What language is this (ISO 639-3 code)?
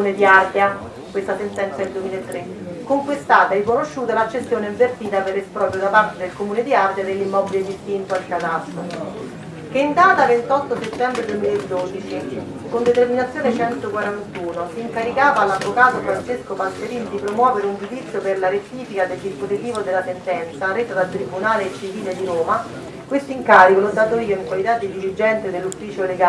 ita